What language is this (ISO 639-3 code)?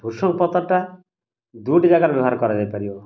ori